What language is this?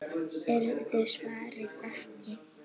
Icelandic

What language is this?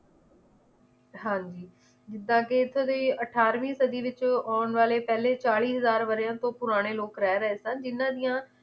Punjabi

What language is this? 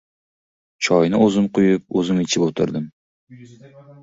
Uzbek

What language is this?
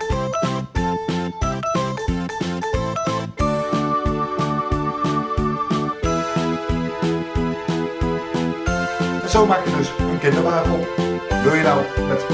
Dutch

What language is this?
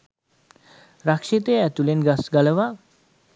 Sinhala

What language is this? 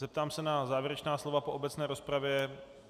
Czech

